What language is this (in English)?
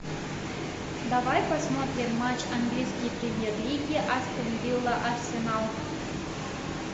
Russian